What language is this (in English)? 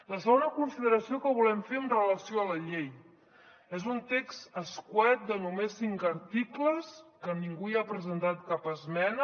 Catalan